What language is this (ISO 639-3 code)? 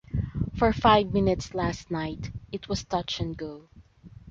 eng